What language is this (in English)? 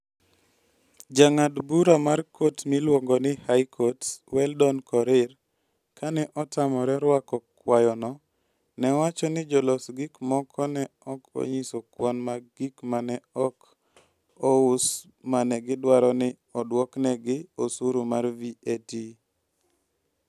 Luo (Kenya and Tanzania)